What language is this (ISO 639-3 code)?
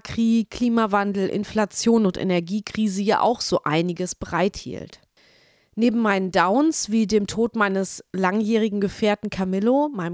deu